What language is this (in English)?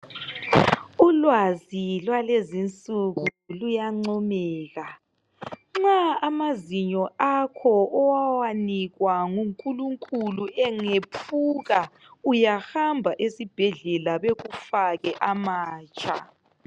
North Ndebele